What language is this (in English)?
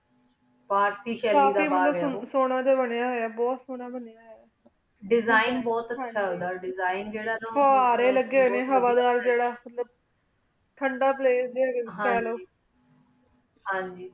Punjabi